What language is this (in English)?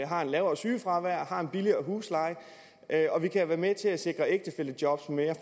Danish